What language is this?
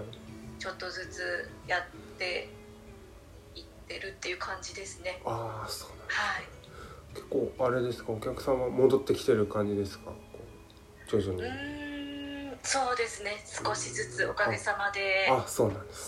Japanese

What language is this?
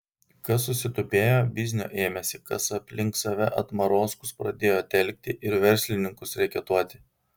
Lithuanian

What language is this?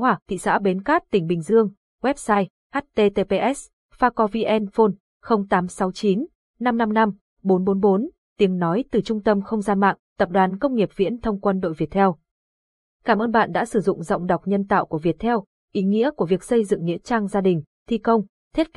Vietnamese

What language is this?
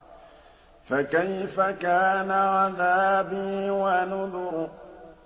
Arabic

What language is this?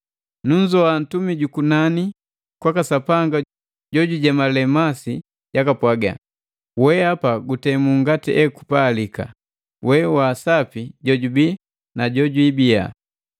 Matengo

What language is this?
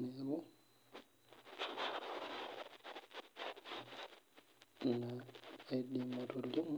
Masai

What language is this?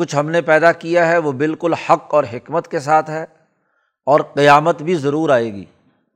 Urdu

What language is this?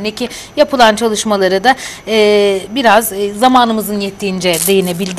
Turkish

